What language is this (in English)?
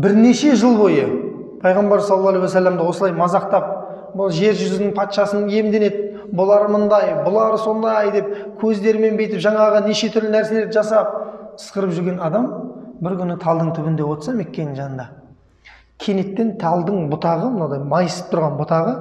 Turkish